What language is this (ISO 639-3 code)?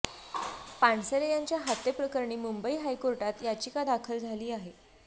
mar